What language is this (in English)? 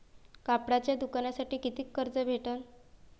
Marathi